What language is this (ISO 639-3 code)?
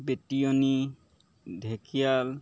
asm